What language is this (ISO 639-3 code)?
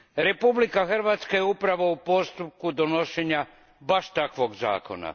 hrv